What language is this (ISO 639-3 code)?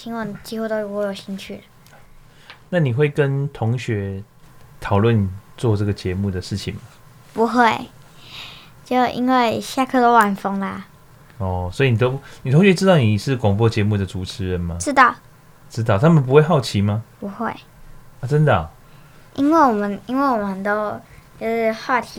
zho